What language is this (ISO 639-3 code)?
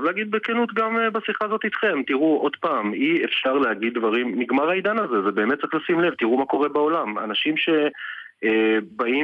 heb